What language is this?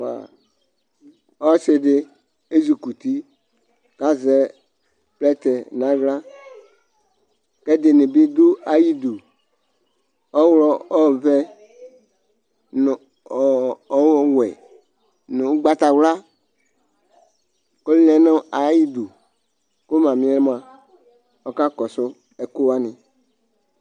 Ikposo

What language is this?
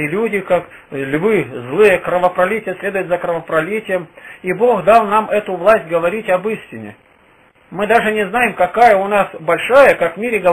Russian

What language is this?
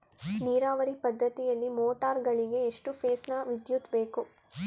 Kannada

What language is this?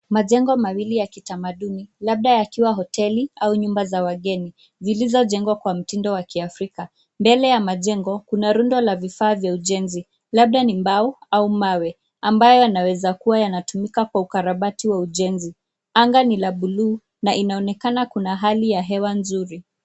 Swahili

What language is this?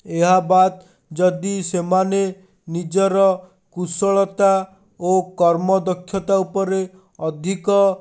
Odia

